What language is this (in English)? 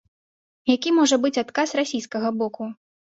Belarusian